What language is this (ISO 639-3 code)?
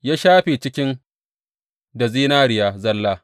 hau